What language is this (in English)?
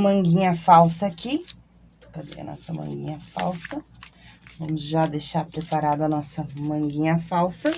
Portuguese